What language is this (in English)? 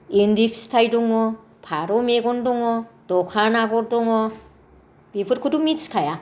Bodo